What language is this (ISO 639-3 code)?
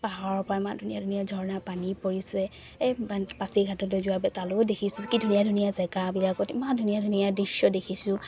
asm